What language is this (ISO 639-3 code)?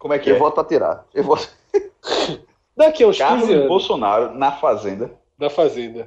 por